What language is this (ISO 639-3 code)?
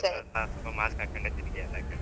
kan